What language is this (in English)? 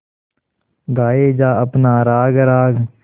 Hindi